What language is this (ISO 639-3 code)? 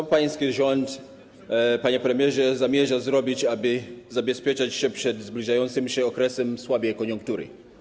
pol